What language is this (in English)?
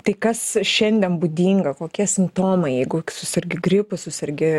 Lithuanian